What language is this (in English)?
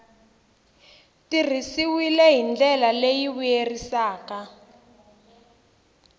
Tsonga